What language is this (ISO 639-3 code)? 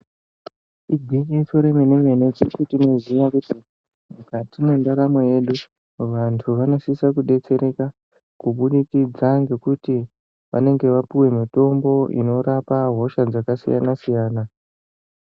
ndc